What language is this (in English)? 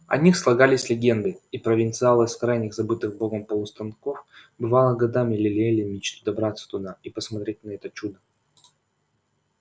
Russian